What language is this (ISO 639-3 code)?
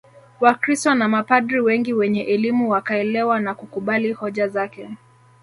swa